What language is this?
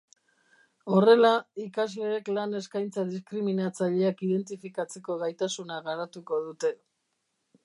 Basque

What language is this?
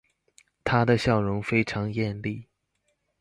Chinese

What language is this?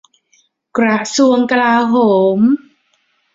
Thai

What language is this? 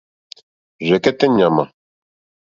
Mokpwe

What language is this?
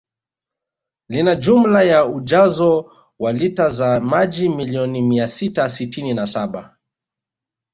Swahili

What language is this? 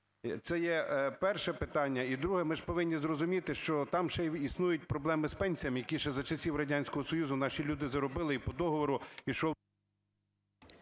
Ukrainian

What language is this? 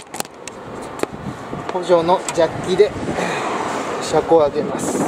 Japanese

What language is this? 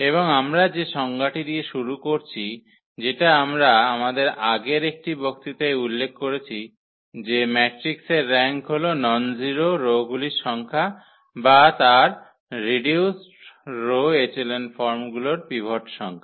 Bangla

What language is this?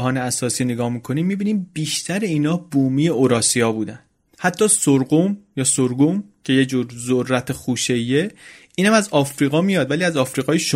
Persian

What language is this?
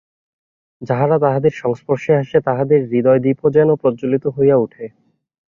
Bangla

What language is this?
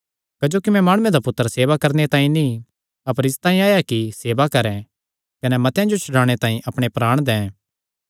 Kangri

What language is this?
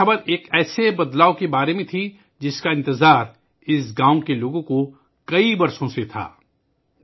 Urdu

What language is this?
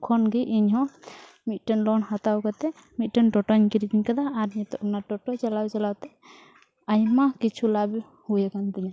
Santali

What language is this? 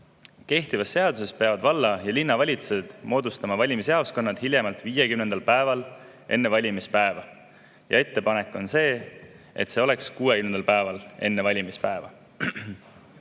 Estonian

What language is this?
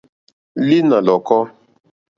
Mokpwe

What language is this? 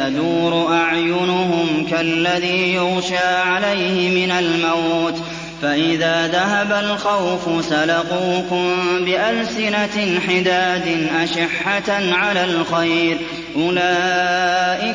Arabic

